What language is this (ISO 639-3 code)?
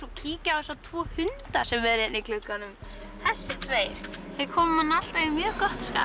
isl